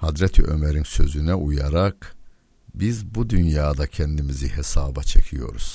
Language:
Turkish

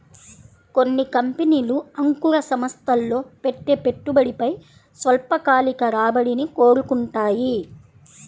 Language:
Telugu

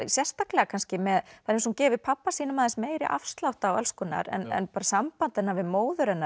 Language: Icelandic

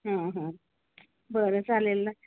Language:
Marathi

